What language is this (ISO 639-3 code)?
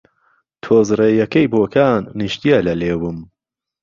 ckb